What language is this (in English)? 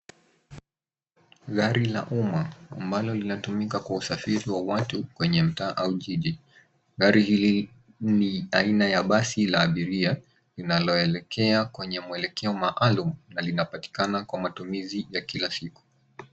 Swahili